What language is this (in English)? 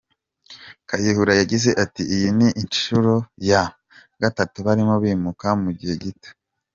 Kinyarwanda